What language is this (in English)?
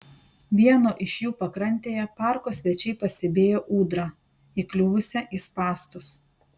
Lithuanian